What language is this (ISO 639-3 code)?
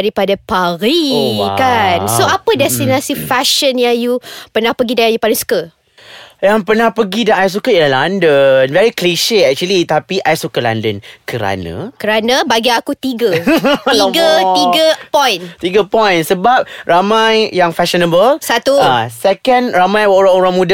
msa